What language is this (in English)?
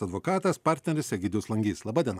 Lithuanian